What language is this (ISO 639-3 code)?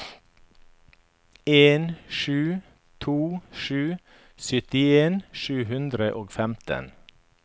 nor